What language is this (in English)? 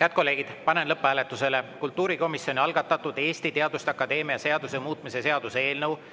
Estonian